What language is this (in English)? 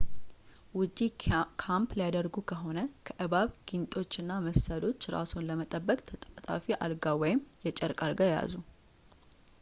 Amharic